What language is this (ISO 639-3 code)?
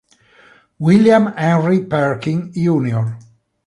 ita